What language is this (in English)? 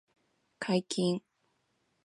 Japanese